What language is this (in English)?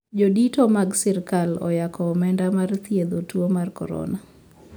Luo (Kenya and Tanzania)